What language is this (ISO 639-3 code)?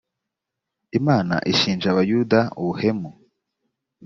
kin